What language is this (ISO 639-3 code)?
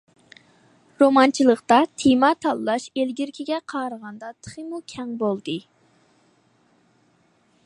uig